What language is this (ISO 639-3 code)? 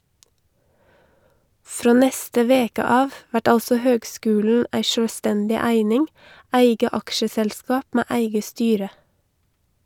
nor